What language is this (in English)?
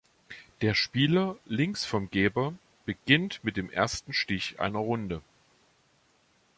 German